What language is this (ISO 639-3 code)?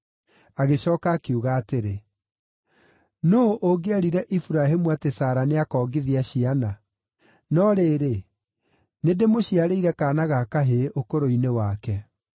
kik